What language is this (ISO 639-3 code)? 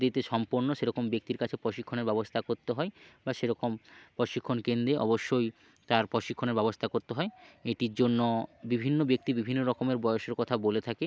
ben